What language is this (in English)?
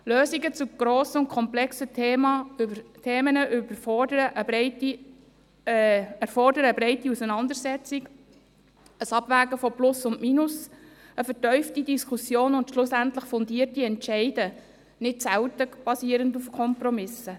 Swiss German